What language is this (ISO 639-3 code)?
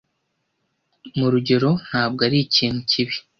kin